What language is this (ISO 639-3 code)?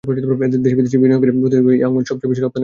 ben